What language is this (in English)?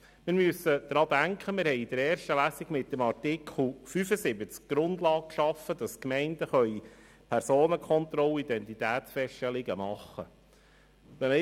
Swiss German